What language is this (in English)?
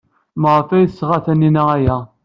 Kabyle